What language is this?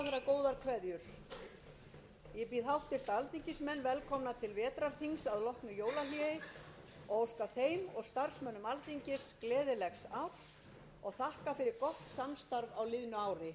Icelandic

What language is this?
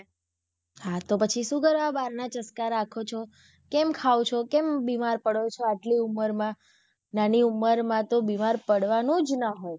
Gujarati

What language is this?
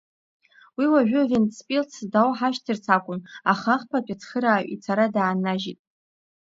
Abkhazian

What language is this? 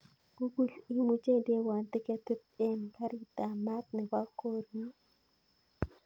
Kalenjin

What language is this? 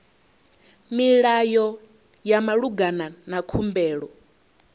Venda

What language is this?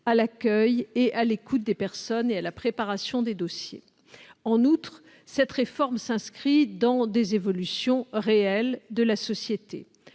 French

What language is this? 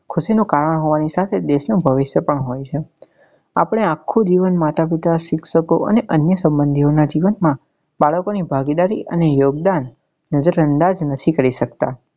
Gujarati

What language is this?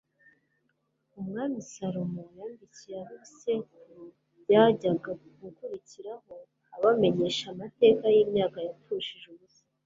Kinyarwanda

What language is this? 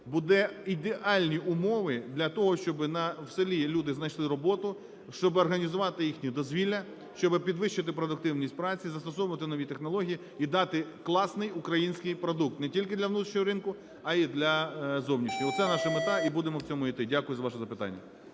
Ukrainian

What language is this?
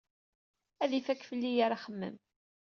Kabyle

